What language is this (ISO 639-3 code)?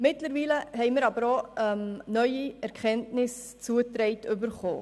gsw